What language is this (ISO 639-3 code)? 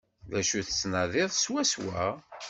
kab